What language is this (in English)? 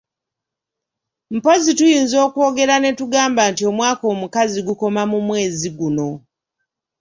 Ganda